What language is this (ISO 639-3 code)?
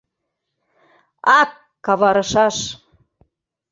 chm